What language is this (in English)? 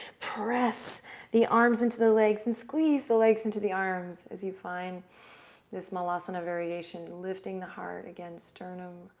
English